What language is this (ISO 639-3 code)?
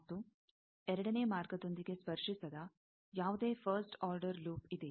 kan